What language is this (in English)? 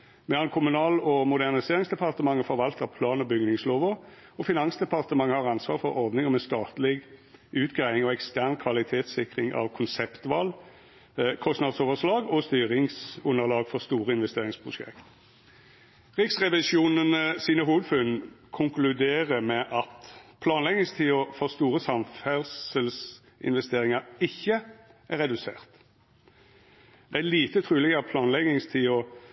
Norwegian Nynorsk